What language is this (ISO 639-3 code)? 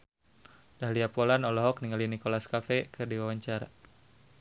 sun